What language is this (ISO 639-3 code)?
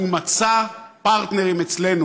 heb